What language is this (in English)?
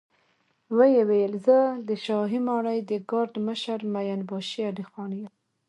Pashto